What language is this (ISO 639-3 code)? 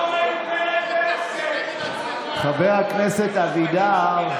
heb